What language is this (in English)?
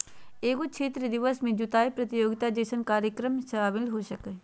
Magahi